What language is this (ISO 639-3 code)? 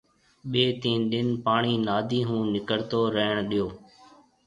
mve